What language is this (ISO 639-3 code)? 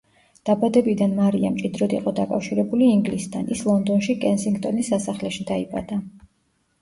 kat